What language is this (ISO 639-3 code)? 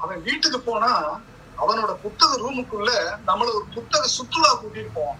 tam